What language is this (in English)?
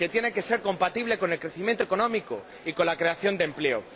Spanish